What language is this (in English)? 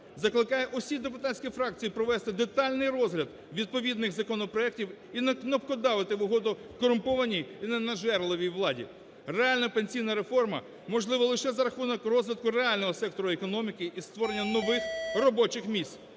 Ukrainian